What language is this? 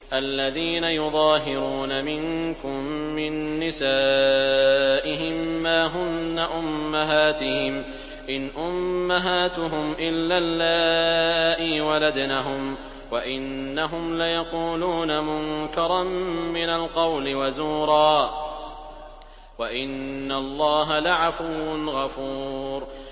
Arabic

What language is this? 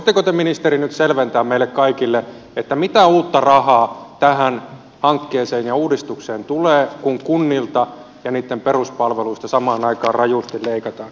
Finnish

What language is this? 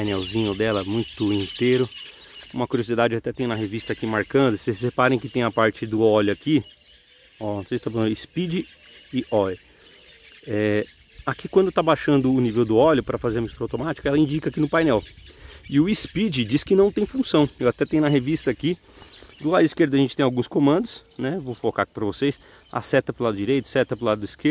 Portuguese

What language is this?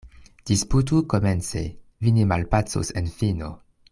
Esperanto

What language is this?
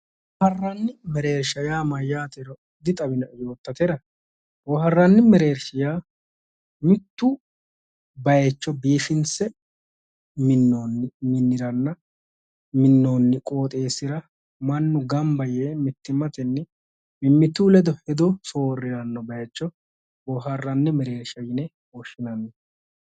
Sidamo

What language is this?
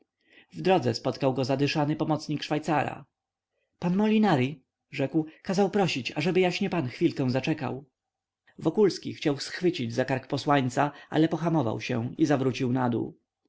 Polish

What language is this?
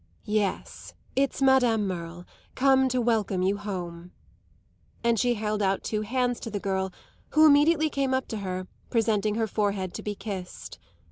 English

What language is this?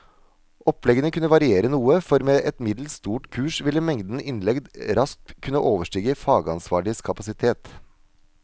Norwegian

